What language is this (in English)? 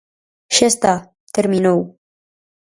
Galician